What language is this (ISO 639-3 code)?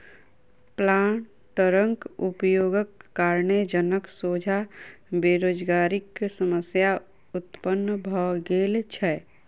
mai